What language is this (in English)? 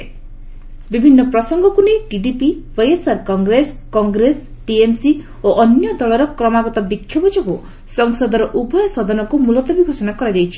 Odia